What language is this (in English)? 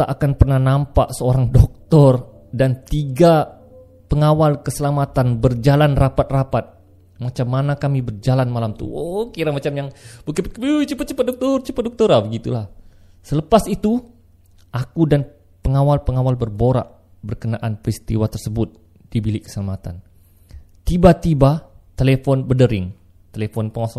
Malay